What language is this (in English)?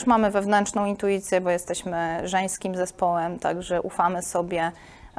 Polish